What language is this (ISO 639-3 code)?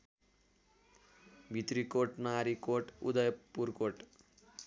nep